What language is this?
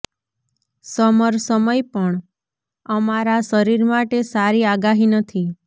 Gujarati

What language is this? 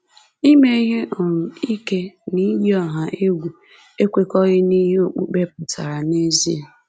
Igbo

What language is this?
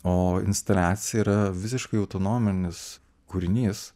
Lithuanian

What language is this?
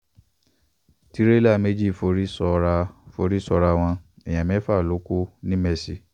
Yoruba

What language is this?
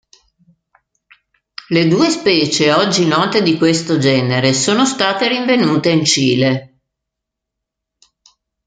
Italian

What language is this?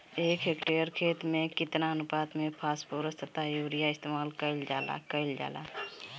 Bhojpuri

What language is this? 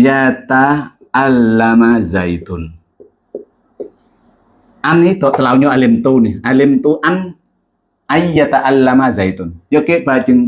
Indonesian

